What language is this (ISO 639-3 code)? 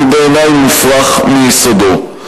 heb